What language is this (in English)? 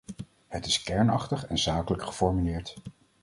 Dutch